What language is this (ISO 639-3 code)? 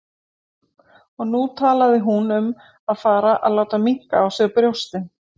isl